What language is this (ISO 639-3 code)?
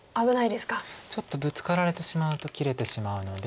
jpn